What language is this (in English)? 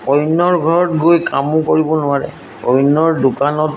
Assamese